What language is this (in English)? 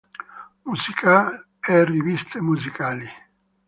Italian